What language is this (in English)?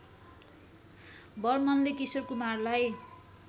Nepali